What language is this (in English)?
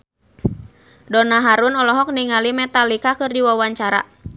Sundanese